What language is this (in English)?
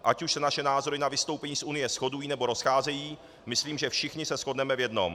Czech